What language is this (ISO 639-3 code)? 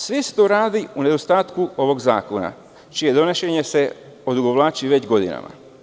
srp